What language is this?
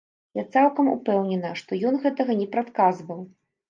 Belarusian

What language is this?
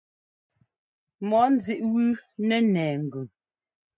Ngomba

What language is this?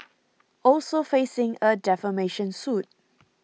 English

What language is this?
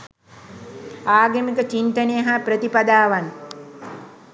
Sinhala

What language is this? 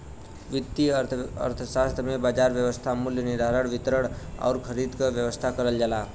Bhojpuri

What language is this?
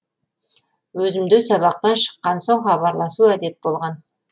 Kazakh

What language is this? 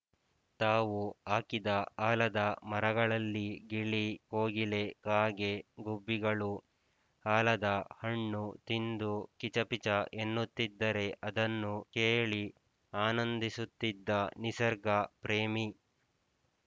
Kannada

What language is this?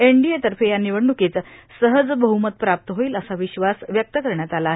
Marathi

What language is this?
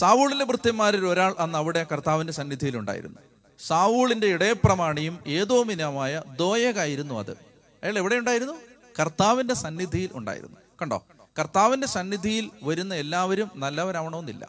Malayalam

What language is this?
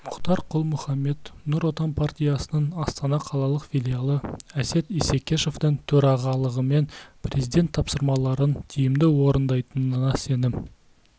Kazakh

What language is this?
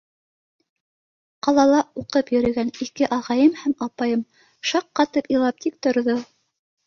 Bashkir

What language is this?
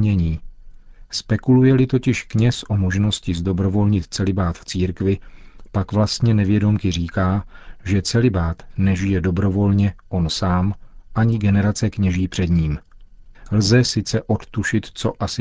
Czech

